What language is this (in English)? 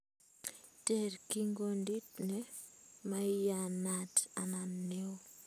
Kalenjin